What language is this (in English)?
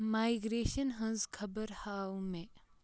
Kashmiri